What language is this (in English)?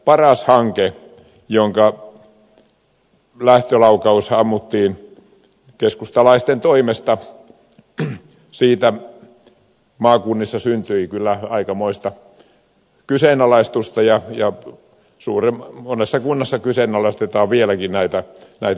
Finnish